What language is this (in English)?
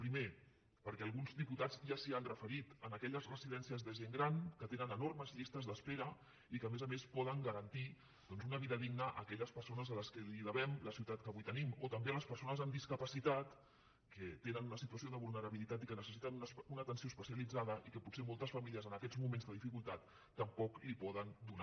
Catalan